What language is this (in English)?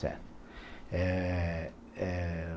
Portuguese